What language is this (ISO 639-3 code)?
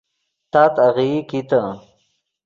ydg